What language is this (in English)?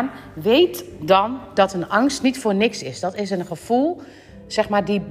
Dutch